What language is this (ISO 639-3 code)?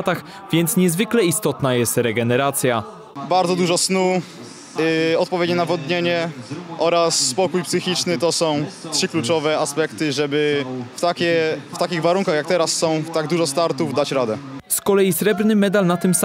pol